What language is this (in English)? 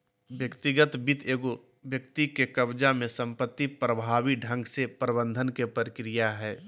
Magahi